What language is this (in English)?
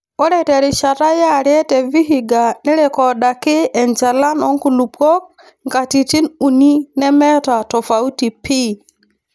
Masai